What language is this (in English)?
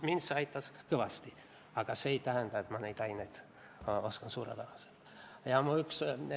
Estonian